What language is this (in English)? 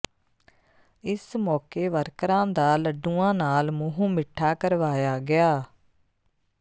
Punjabi